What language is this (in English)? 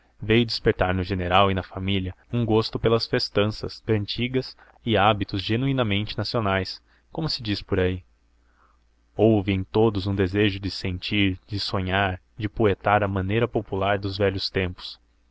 Portuguese